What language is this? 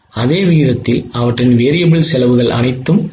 Tamil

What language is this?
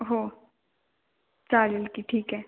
Marathi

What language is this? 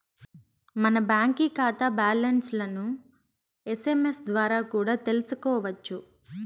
Telugu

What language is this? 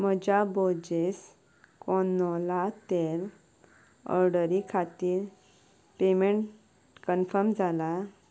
Konkani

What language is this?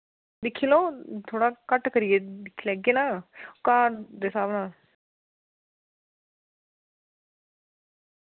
Dogri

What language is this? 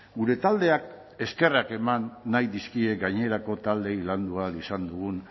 Basque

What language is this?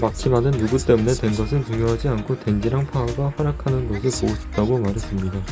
Korean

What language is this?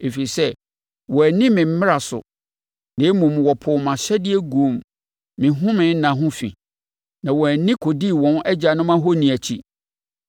Akan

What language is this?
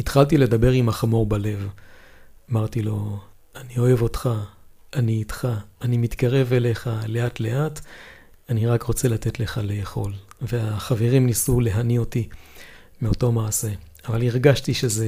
Hebrew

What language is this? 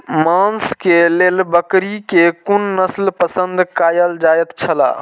Maithili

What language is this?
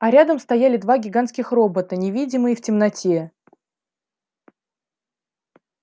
Russian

